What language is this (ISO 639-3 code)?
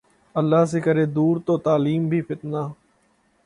urd